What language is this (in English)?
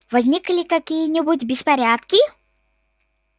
Russian